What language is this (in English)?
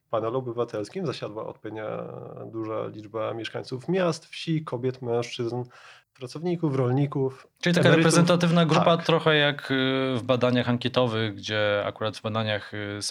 Polish